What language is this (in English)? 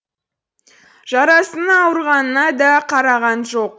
Kazakh